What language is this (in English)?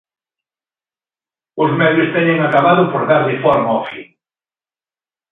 Galician